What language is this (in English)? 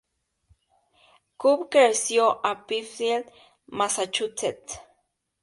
Spanish